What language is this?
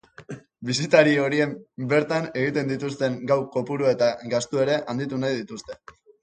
Basque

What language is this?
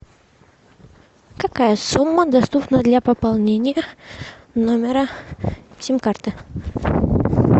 Russian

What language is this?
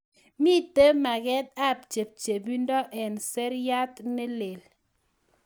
Kalenjin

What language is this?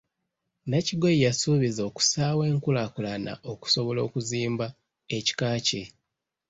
Ganda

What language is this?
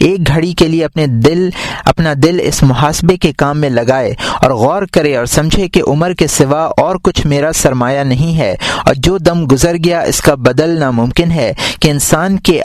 Urdu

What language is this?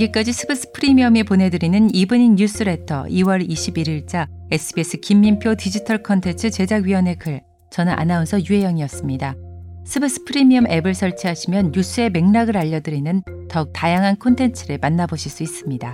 Korean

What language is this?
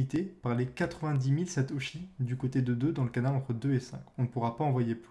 French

